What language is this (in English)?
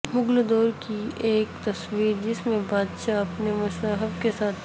Urdu